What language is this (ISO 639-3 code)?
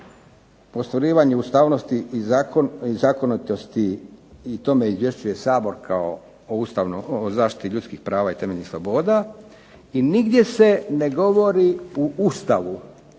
hrv